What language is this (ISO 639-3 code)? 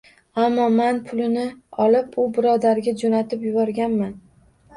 uzb